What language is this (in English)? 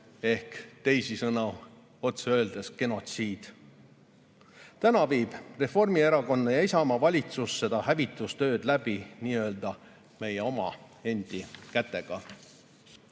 Estonian